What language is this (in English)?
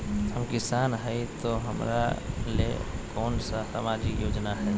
Magahi